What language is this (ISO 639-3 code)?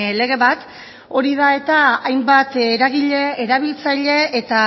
eus